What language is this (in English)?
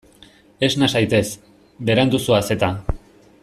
Basque